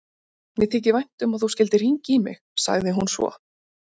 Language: Icelandic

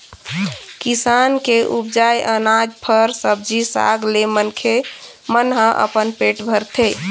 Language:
Chhattisgarhi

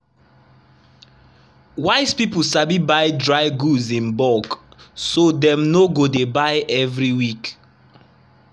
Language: Nigerian Pidgin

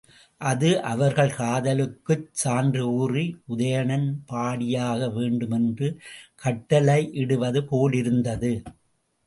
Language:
Tamil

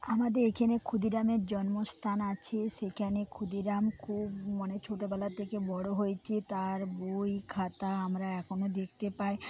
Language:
Bangla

